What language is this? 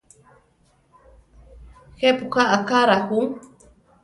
Central Tarahumara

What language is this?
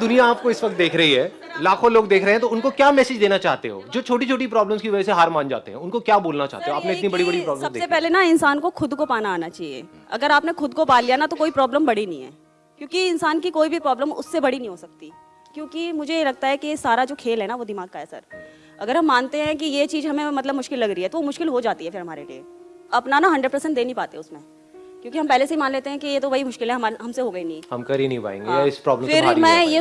Hindi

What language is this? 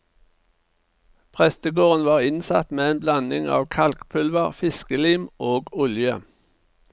Norwegian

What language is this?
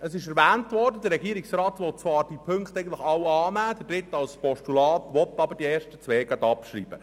Swiss German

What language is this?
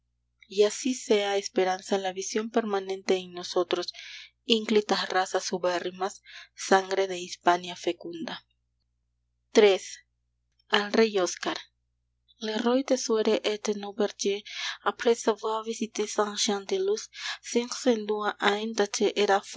Spanish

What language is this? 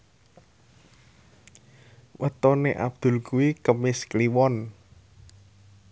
Javanese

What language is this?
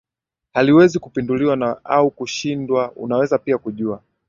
Swahili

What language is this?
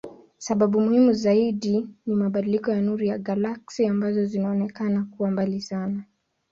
Swahili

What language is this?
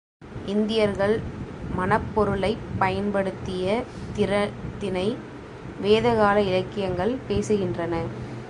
Tamil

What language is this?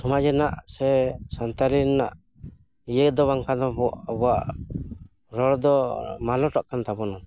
Santali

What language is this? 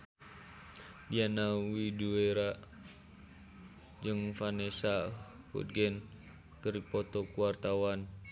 Sundanese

